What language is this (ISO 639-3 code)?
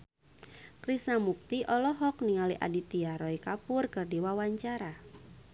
sun